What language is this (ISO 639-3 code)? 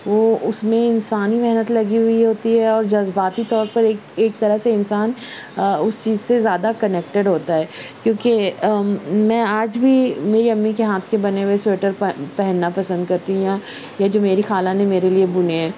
urd